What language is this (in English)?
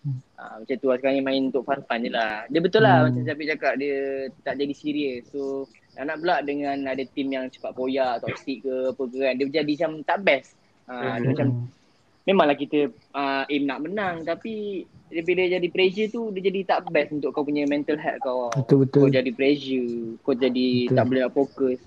Malay